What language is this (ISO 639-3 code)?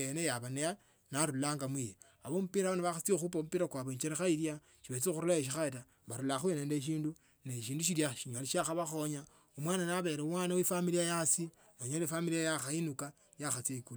lto